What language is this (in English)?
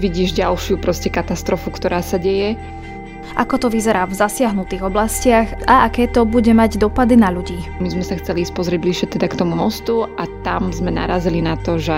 Slovak